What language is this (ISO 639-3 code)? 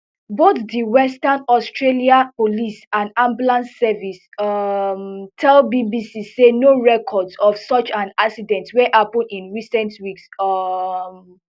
pcm